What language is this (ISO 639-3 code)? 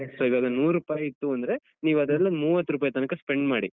kan